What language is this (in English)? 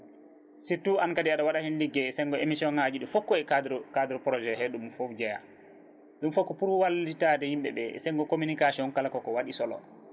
Fula